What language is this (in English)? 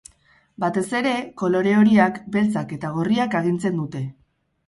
Basque